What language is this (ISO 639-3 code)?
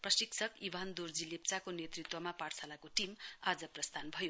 nep